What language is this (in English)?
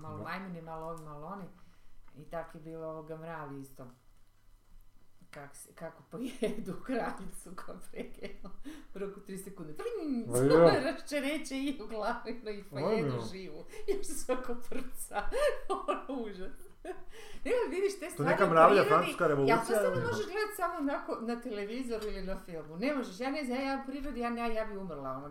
Croatian